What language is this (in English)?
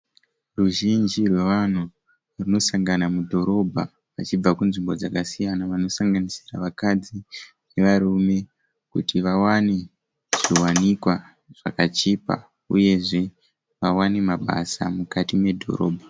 Shona